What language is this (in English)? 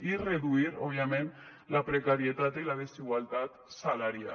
Catalan